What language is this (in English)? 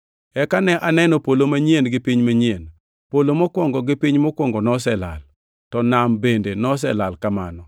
Luo (Kenya and Tanzania)